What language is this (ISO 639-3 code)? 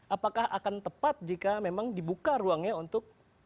ind